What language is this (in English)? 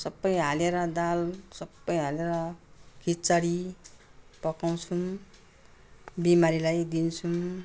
Nepali